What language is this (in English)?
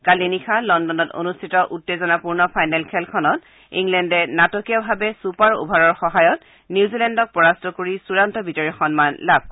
Assamese